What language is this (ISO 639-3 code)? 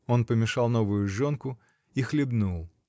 rus